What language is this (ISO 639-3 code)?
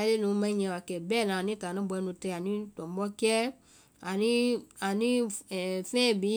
vai